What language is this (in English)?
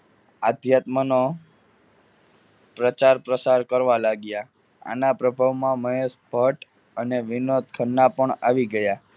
Gujarati